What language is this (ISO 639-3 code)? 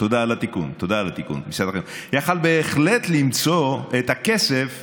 heb